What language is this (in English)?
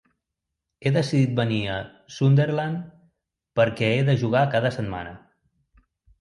Catalan